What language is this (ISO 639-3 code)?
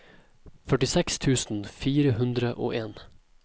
nor